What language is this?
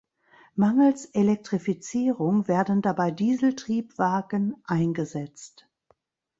German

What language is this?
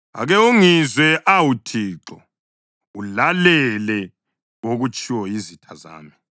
North Ndebele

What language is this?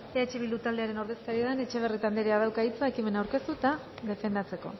Basque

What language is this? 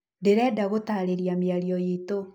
Kikuyu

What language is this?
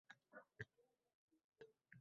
Uzbek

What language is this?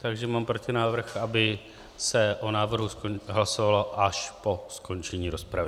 Czech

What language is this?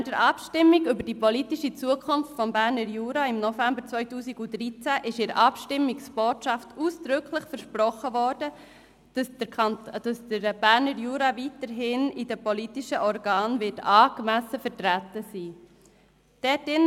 Swiss German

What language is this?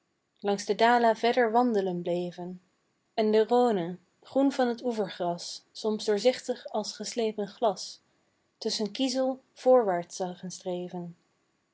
Dutch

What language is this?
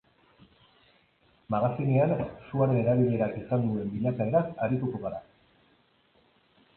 Basque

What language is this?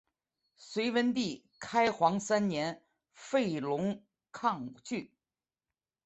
Chinese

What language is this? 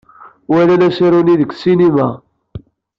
Kabyle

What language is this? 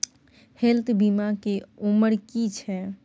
Maithili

